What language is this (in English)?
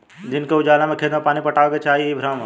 Bhojpuri